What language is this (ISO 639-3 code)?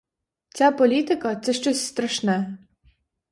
ukr